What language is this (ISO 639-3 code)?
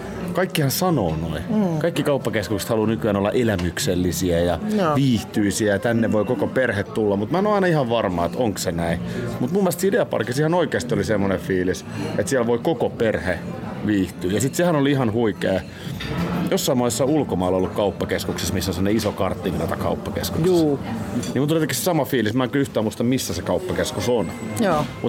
fin